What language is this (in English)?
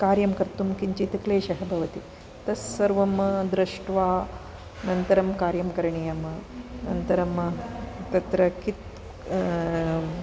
Sanskrit